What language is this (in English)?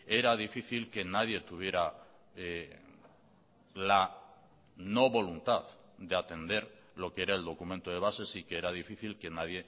Spanish